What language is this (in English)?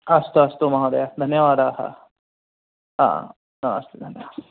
Sanskrit